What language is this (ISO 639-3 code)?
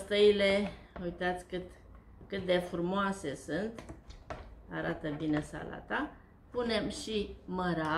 ron